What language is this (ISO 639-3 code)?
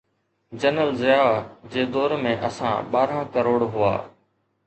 snd